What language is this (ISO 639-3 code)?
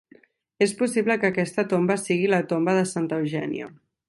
cat